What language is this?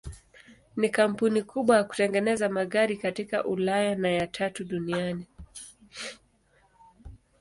Swahili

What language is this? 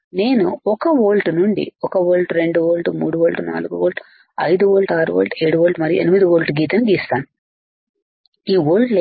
Telugu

